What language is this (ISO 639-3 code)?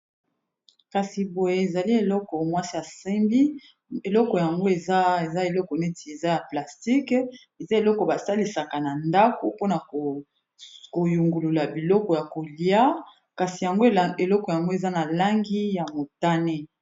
lin